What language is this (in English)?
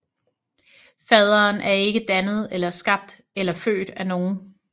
Danish